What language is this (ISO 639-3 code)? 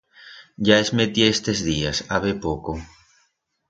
arg